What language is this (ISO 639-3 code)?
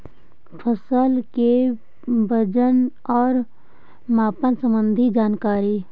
mag